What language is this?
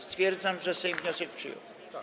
Polish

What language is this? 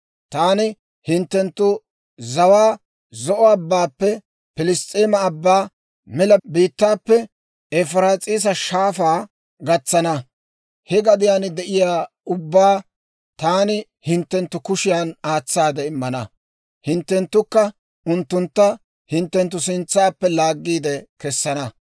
Dawro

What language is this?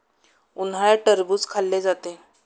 Marathi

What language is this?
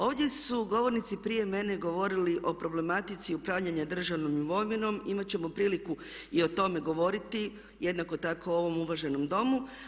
Croatian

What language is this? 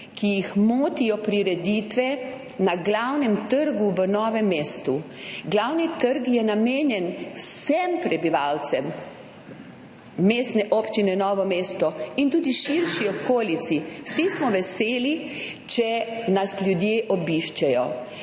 Slovenian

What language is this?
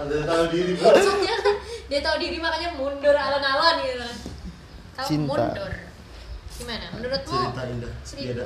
Indonesian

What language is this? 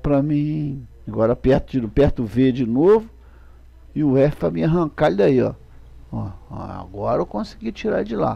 Portuguese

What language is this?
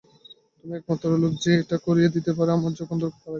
Bangla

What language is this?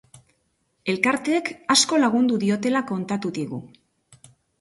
Basque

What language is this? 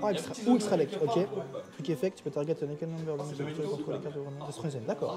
French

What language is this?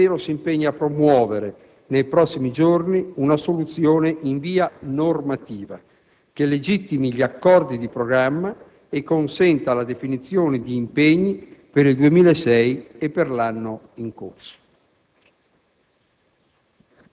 Italian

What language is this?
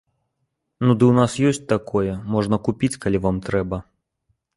Belarusian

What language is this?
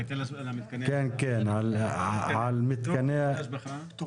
Hebrew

